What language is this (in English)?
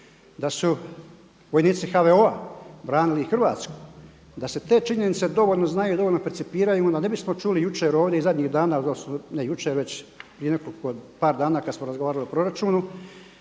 Croatian